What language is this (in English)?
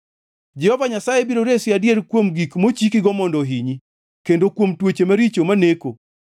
Luo (Kenya and Tanzania)